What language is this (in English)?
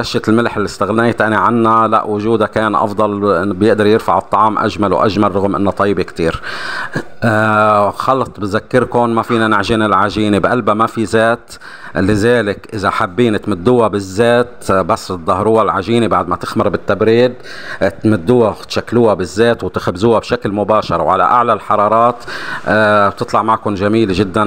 Arabic